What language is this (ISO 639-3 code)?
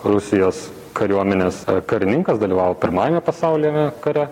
lit